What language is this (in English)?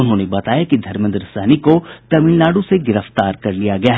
Hindi